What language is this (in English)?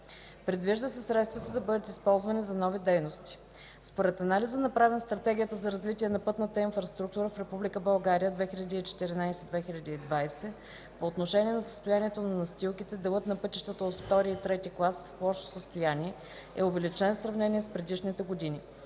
Bulgarian